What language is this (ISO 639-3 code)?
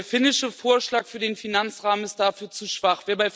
deu